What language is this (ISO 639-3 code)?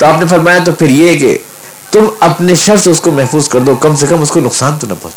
urd